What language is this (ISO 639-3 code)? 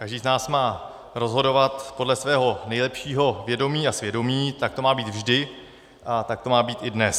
ces